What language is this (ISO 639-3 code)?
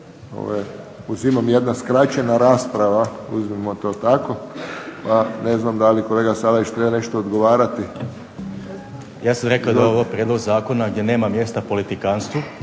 hrv